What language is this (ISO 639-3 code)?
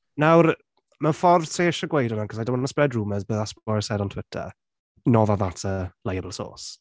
cym